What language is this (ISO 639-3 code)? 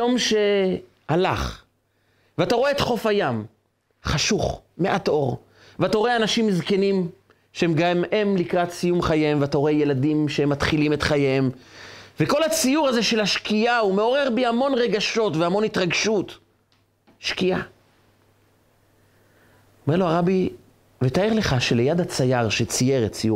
heb